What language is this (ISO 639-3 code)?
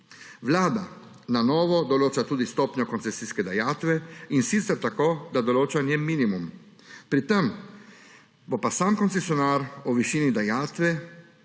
slv